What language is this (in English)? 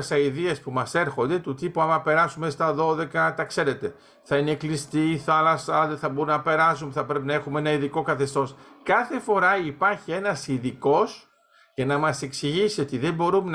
Greek